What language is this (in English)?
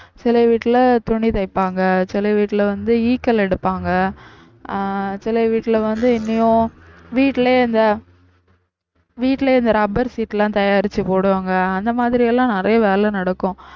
Tamil